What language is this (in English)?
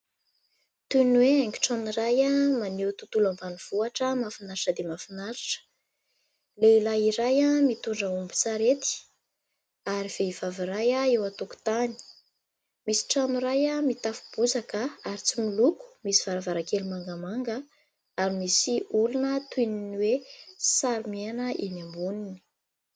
Malagasy